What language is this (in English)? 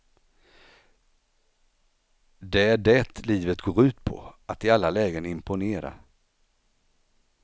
Swedish